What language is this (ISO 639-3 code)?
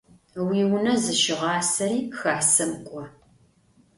ady